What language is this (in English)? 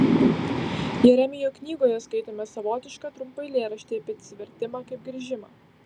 Lithuanian